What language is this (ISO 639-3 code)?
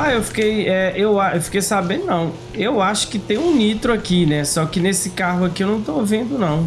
por